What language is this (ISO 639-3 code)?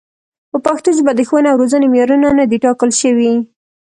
pus